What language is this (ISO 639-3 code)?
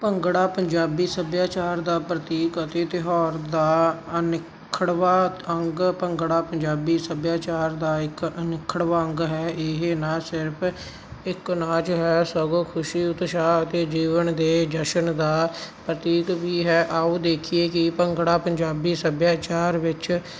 pan